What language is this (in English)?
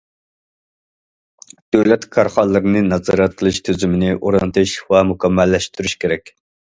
Uyghur